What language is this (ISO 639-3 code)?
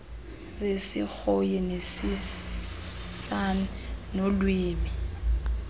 xho